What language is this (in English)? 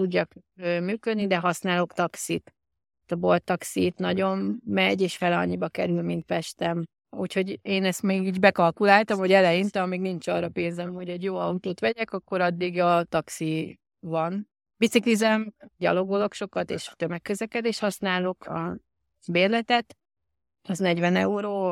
Hungarian